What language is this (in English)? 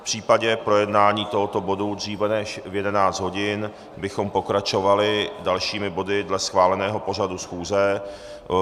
Czech